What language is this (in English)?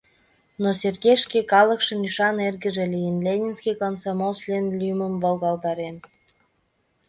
Mari